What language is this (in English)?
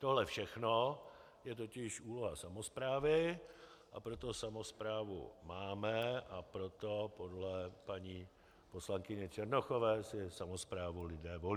Czech